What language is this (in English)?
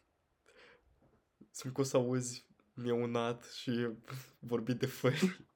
Romanian